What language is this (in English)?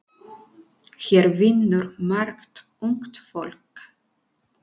Icelandic